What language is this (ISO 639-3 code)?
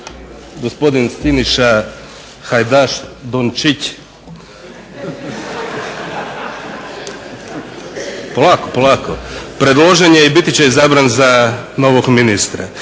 hrv